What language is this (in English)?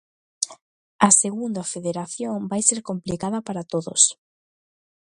Galician